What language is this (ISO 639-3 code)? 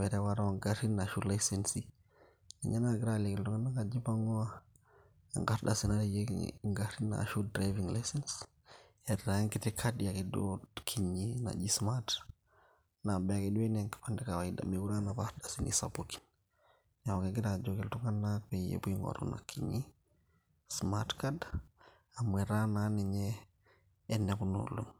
mas